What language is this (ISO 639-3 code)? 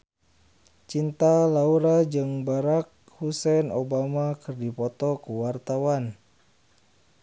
sun